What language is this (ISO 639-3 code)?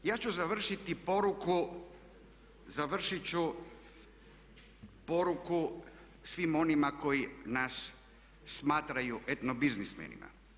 hrv